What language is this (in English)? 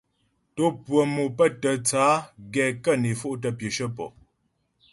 Ghomala